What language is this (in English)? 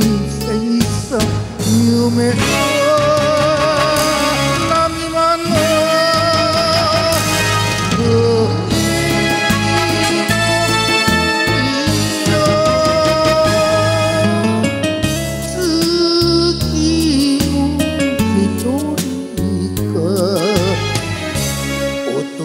Romanian